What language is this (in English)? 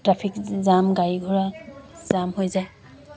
Assamese